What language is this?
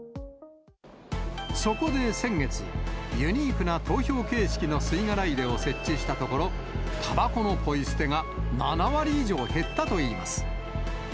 Japanese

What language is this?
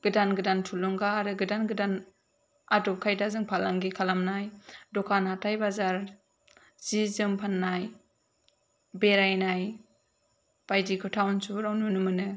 Bodo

